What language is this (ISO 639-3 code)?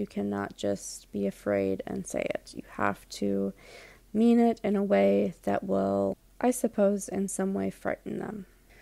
eng